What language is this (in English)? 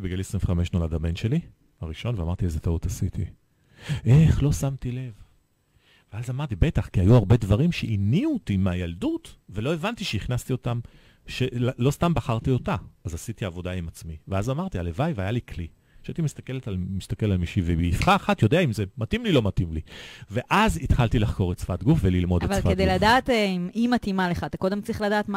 Hebrew